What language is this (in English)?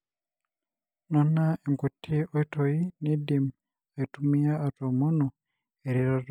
Masai